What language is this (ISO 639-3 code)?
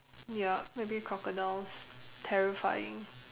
eng